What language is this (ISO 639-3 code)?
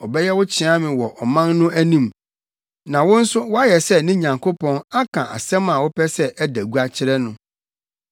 aka